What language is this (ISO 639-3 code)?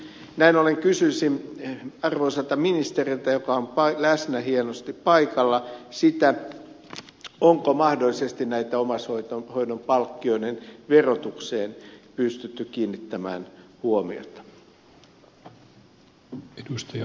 fin